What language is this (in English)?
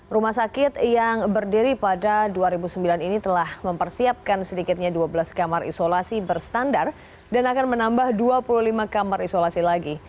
Indonesian